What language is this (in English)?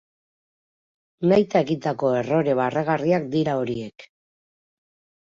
Basque